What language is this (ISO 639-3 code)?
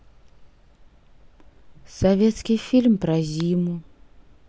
rus